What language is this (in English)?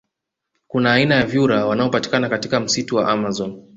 Swahili